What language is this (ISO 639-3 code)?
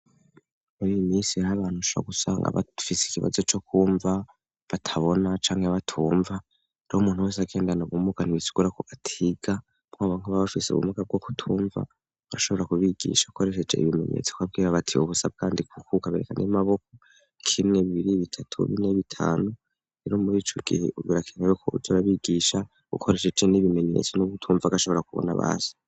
run